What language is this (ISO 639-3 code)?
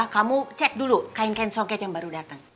ind